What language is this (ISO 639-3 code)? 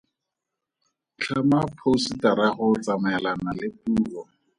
tsn